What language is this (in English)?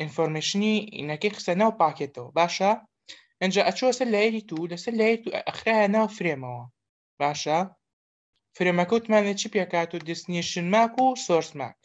Romanian